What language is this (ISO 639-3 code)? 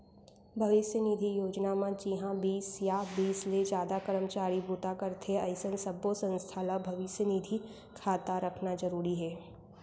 hne